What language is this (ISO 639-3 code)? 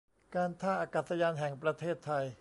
tha